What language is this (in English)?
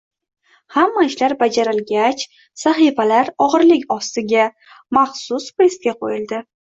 Uzbek